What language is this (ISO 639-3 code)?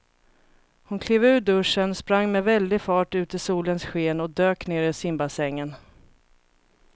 swe